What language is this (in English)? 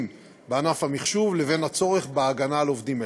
Hebrew